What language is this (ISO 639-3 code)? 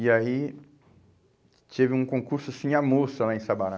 por